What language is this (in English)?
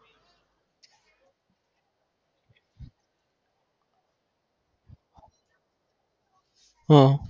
Gujarati